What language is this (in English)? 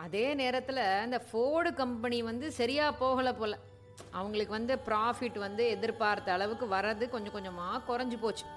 Tamil